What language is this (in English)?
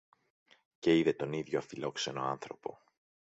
Greek